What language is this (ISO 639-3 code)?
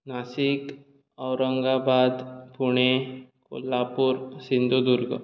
kok